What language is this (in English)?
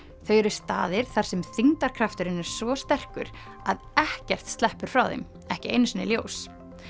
Icelandic